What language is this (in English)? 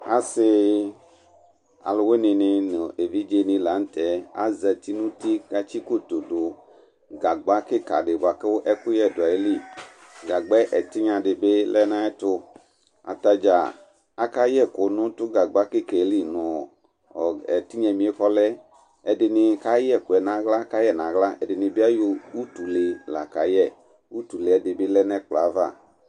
Ikposo